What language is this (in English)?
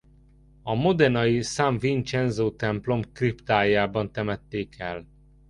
Hungarian